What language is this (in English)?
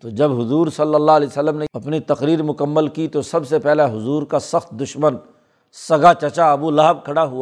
Urdu